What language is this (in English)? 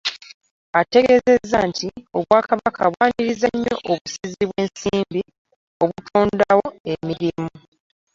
Ganda